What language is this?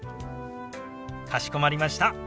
Japanese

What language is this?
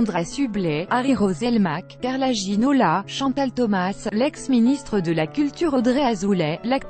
French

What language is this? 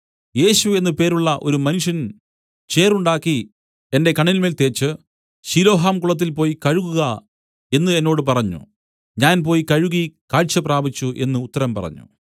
Malayalam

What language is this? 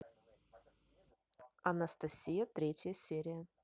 Russian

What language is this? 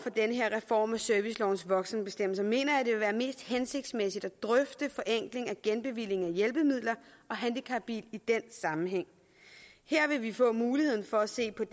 Danish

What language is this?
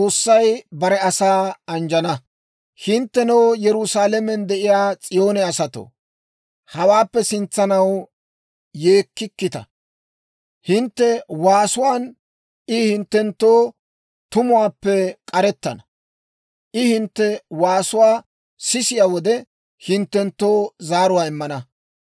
Dawro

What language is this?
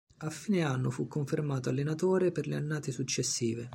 Italian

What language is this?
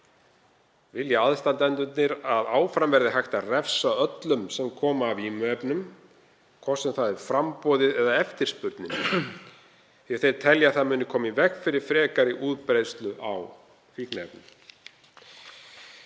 Icelandic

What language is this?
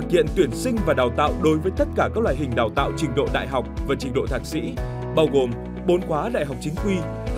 Vietnamese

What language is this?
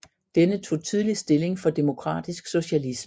Danish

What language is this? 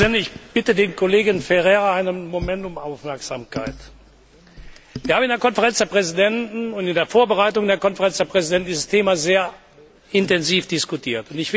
German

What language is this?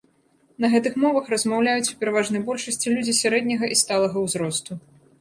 Belarusian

